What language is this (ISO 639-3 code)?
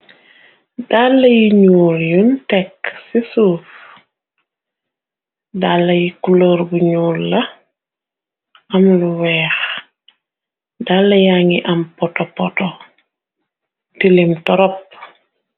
wol